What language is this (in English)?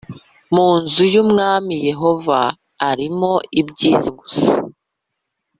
Kinyarwanda